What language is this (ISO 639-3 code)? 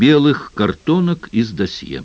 rus